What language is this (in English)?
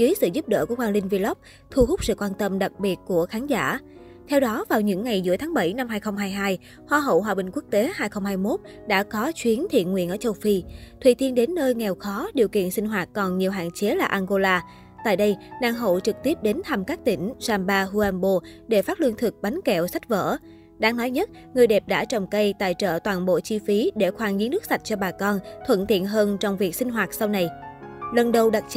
Vietnamese